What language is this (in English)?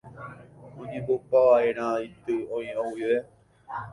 Guarani